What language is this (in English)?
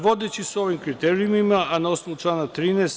Serbian